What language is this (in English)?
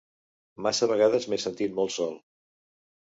Catalan